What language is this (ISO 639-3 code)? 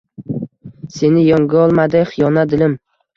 uzb